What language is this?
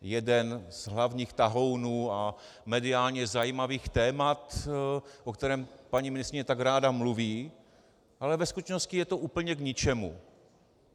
Czech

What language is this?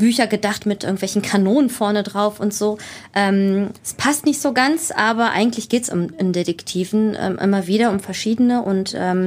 German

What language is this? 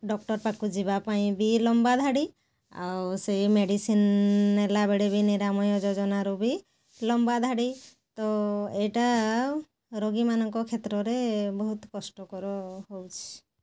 Odia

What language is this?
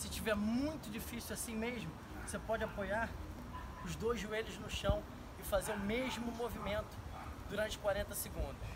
Portuguese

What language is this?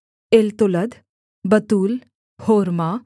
Hindi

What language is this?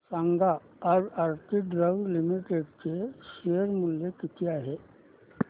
Marathi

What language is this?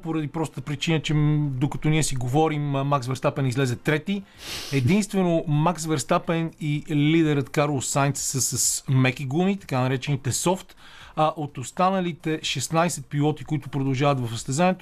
Bulgarian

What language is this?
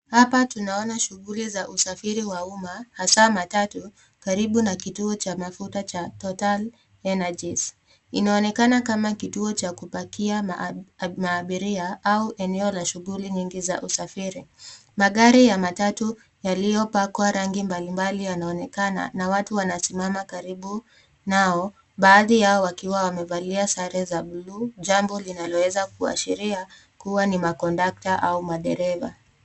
Swahili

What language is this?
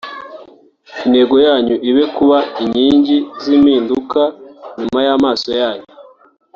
Kinyarwanda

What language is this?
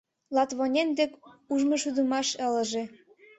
Mari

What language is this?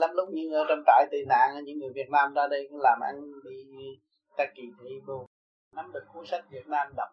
Vietnamese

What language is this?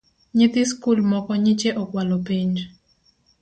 Luo (Kenya and Tanzania)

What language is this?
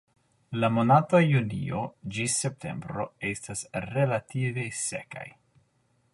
Esperanto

